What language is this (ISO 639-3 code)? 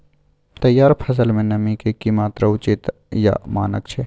mai